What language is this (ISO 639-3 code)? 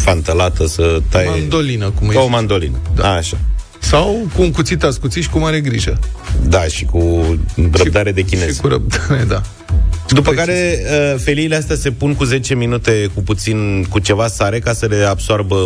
ron